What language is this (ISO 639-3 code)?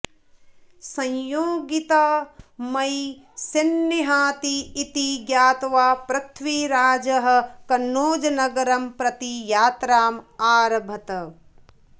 san